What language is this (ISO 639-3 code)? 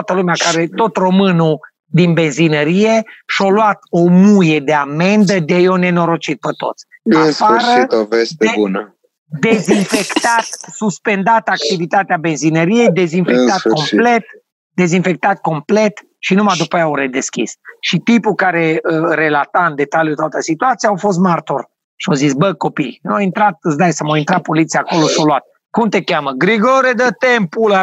ron